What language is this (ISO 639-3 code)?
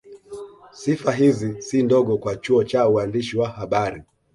swa